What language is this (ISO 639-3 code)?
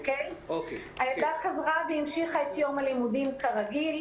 heb